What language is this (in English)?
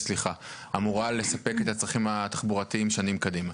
Hebrew